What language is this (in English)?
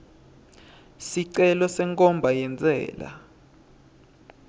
Swati